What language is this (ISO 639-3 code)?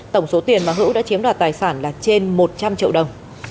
vie